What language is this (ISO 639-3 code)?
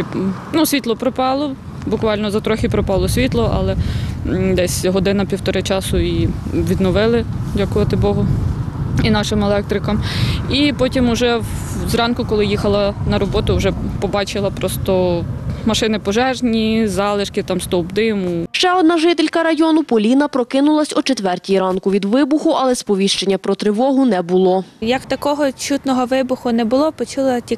ukr